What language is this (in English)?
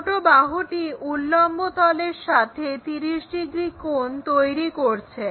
Bangla